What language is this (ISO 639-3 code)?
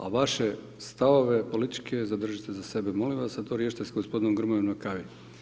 hrv